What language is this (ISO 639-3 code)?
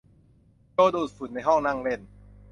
tha